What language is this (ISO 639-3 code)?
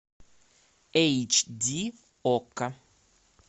rus